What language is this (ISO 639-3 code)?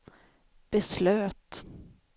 swe